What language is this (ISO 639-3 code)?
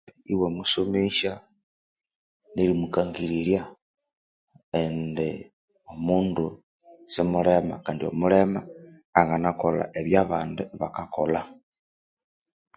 koo